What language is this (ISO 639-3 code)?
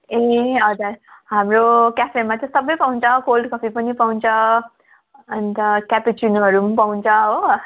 nep